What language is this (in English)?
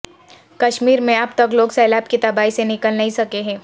Urdu